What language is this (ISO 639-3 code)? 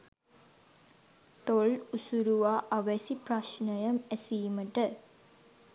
sin